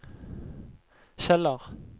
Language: Norwegian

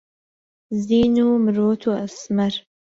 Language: Central Kurdish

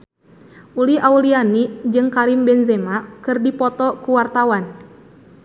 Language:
Sundanese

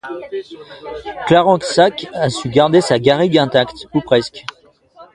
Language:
French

